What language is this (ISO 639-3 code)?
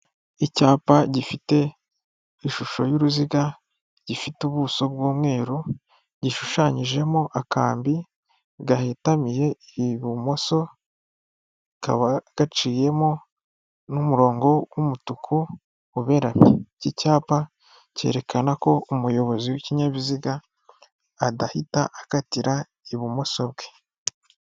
kin